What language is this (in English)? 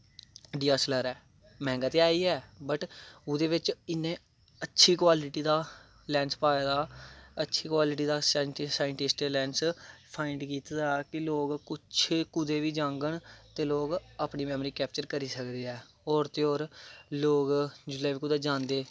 Dogri